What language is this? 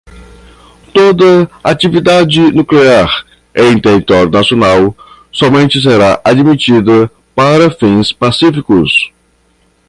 Portuguese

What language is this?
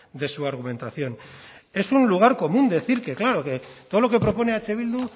Spanish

